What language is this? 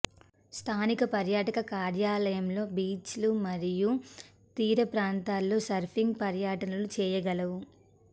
Telugu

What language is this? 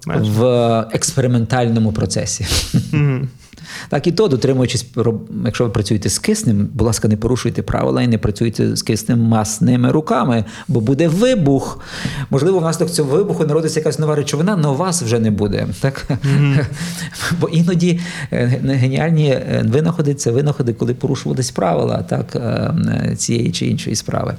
Ukrainian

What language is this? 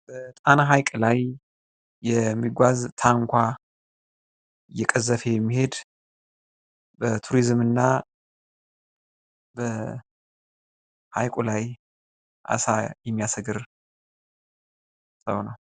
Amharic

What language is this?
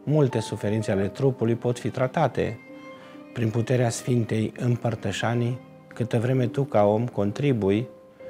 Romanian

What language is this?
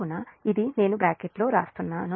Telugu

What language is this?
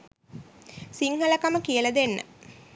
Sinhala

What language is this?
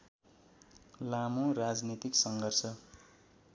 Nepali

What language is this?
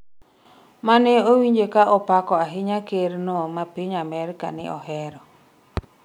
Luo (Kenya and Tanzania)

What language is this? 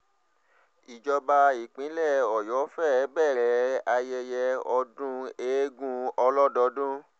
Yoruba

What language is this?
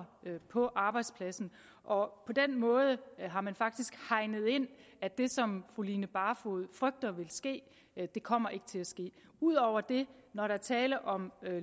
Danish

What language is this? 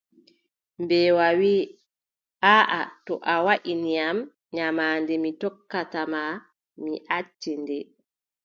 Adamawa Fulfulde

